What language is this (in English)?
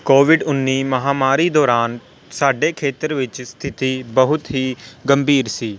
Punjabi